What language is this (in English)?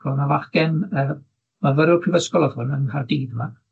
Welsh